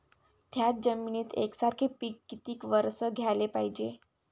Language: Marathi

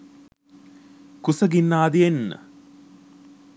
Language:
Sinhala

